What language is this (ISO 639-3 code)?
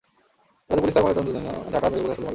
ben